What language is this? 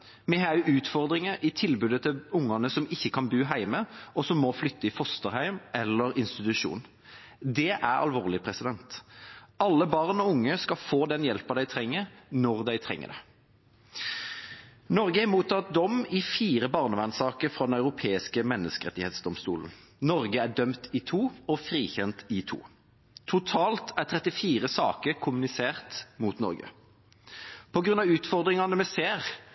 Norwegian Bokmål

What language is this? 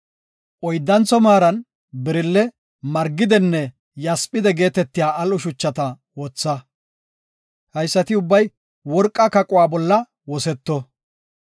Gofa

